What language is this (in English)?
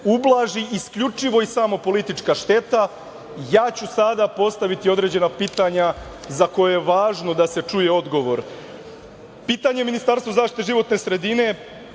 Serbian